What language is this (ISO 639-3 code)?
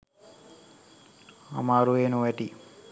sin